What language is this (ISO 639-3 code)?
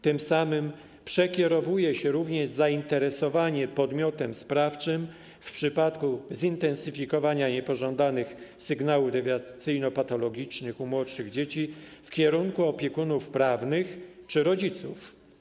pol